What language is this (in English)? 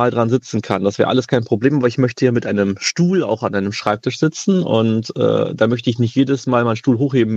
German